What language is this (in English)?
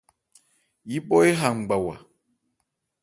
Ebrié